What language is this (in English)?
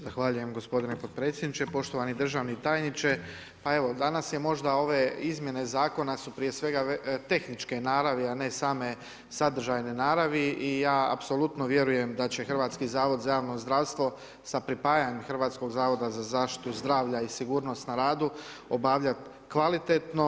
Croatian